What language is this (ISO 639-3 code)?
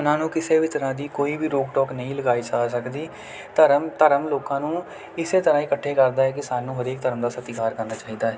pan